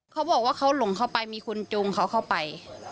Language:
Thai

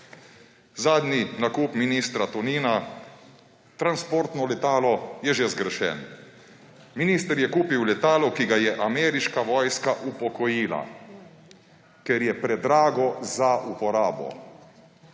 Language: Slovenian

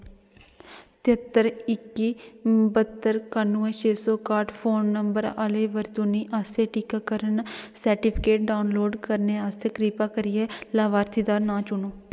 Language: Dogri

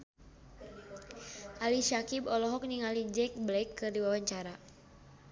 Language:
Sundanese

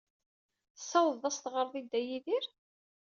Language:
Kabyle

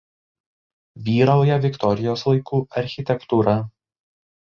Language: Lithuanian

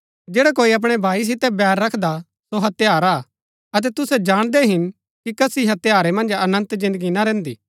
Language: Gaddi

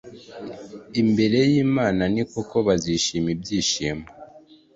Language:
Kinyarwanda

